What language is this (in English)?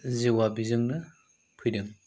Bodo